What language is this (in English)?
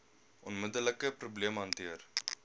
Afrikaans